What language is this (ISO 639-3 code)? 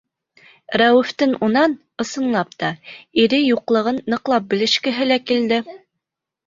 bak